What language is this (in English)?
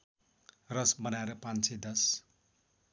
Nepali